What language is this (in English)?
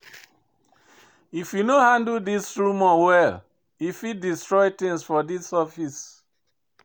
Nigerian Pidgin